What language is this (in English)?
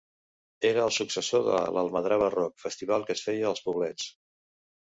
Catalan